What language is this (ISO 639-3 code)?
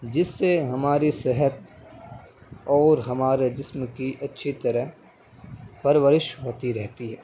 urd